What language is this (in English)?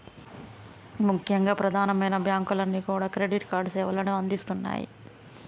Telugu